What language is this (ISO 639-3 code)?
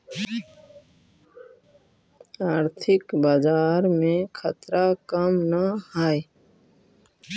mag